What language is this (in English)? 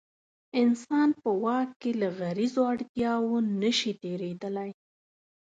Pashto